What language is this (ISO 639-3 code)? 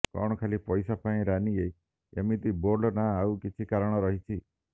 ori